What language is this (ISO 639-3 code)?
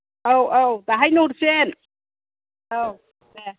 brx